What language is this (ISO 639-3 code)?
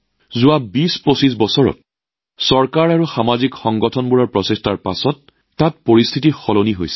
asm